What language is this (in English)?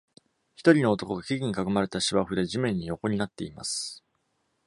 Japanese